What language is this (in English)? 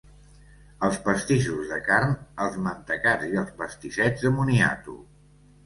Catalan